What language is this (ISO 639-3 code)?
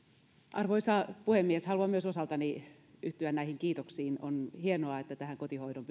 fin